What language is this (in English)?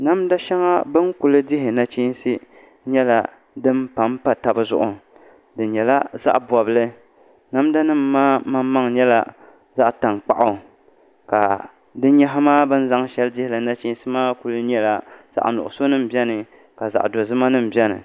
Dagbani